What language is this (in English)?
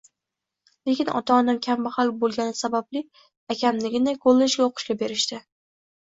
Uzbek